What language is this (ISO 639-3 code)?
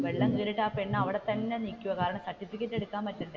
mal